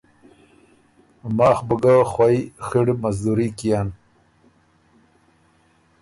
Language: Ormuri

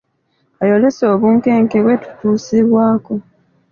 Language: Ganda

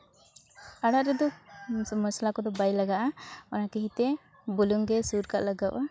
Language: Santali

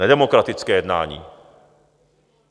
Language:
Czech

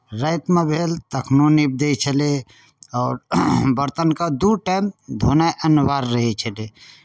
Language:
Maithili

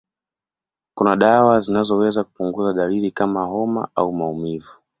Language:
Swahili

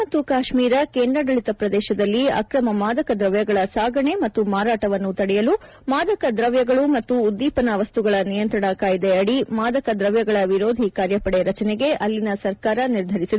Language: Kannada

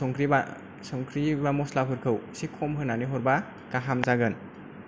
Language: Bodo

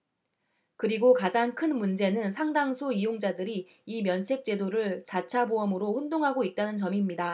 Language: Korean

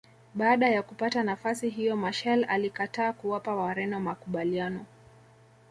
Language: Swahili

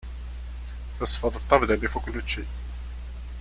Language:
Kabyle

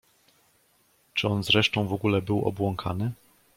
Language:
Polish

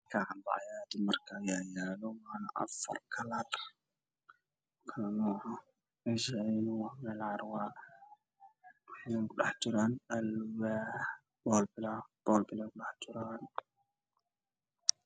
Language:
Somali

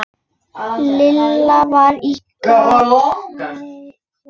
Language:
Icelandic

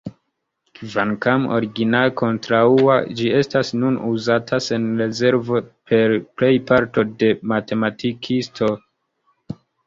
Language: Esperanto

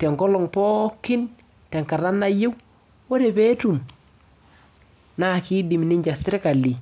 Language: Masai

